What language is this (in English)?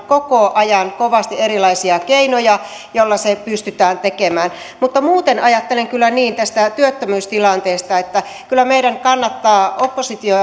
Finnish